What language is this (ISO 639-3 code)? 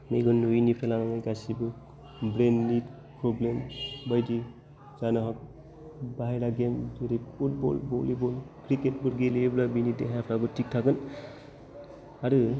brx